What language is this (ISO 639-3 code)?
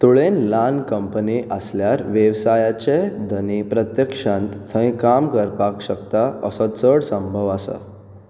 kok